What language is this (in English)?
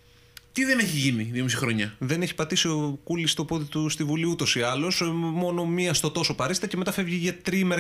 Greek